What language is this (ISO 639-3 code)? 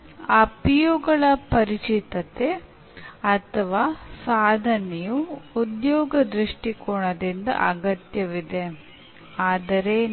kan